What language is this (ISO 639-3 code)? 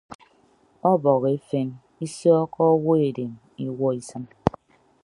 ibb